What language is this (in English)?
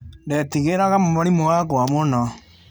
Kikuyu